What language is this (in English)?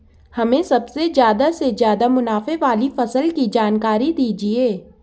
Hindi